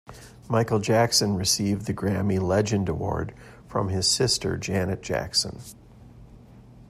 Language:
English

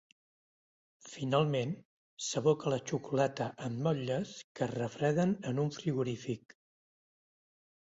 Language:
Catalan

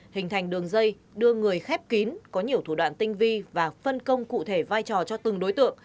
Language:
Vietnamese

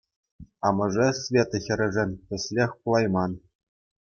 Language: Chuvash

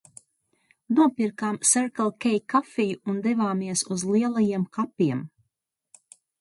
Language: Latvian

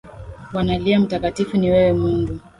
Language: Swahili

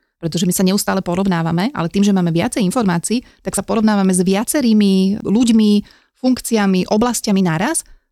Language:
Slovak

